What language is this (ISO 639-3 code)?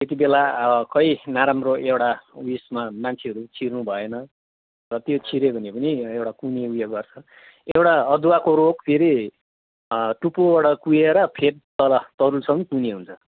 nep